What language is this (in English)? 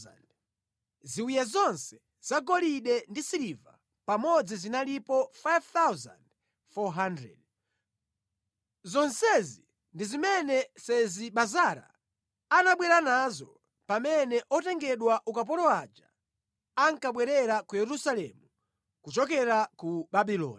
Nyanja